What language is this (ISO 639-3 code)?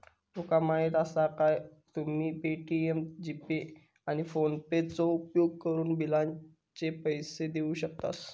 mar